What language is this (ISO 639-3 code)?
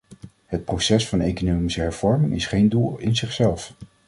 nld